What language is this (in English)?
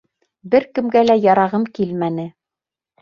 Bashkir